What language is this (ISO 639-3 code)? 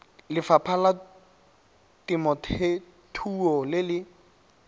tsn